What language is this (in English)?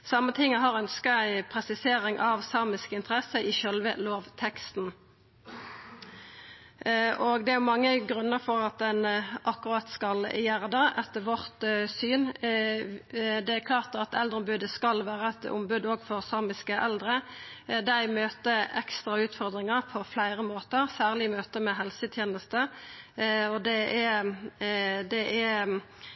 Norwegian Nynorsk